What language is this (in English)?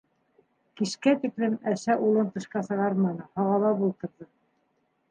Bashkir